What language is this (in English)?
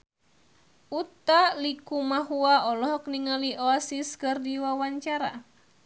Sundanese